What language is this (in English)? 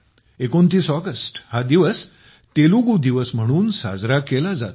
Marathi